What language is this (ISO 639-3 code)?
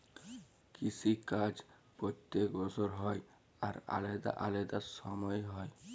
ben